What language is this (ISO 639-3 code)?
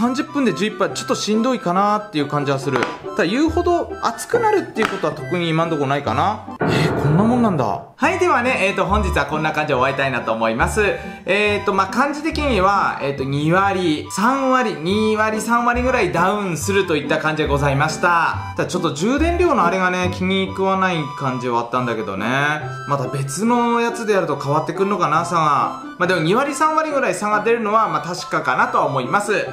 jpn